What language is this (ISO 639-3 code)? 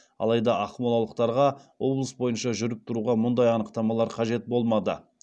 kaz